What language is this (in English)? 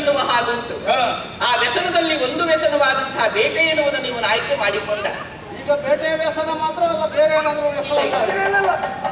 Arabic